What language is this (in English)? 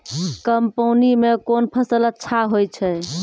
Maithili